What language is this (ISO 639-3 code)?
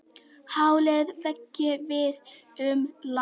isl